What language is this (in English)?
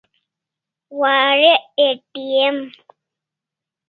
Kalasha